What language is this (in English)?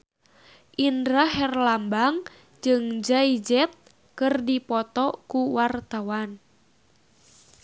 Sundanese